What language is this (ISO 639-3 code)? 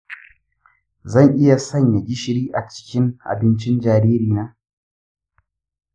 hau